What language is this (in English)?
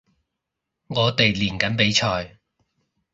Cantonese